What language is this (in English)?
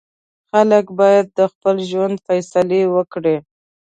Pashto